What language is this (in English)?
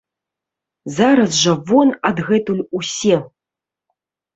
Belarusian